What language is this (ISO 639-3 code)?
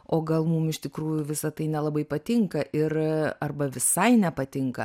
lit